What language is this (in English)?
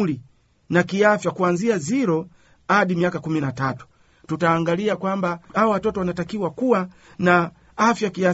Swahili